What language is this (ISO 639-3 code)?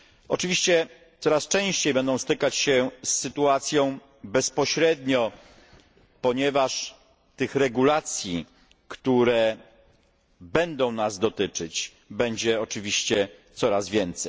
pol